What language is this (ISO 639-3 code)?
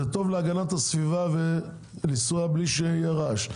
heb